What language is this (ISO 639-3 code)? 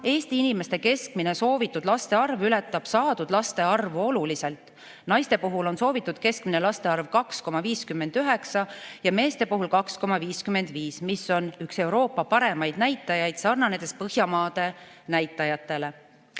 est